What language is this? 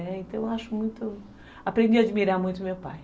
Portuguese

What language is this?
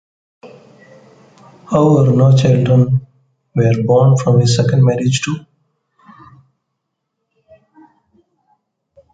English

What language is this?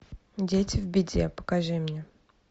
Russian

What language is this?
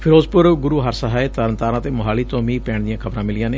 Punjabi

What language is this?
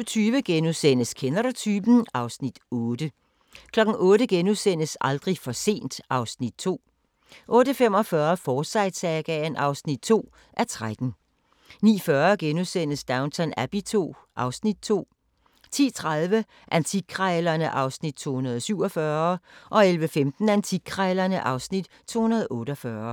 Danish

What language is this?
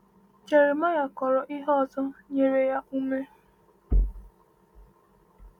Igbo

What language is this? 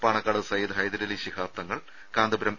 Malayalam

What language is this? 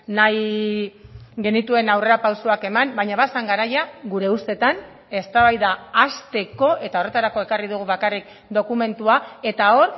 Basque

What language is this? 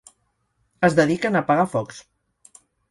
Catalan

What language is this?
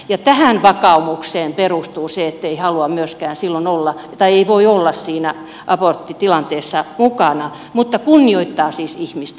Finnish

